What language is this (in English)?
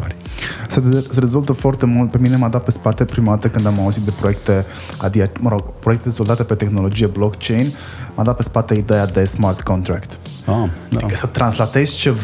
Romanian